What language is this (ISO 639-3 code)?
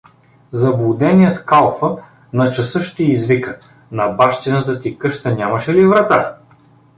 bul